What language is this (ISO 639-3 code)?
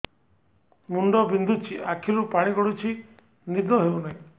ori